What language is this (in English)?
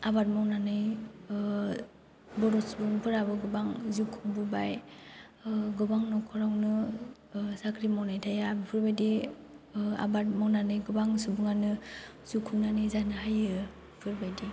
Bodo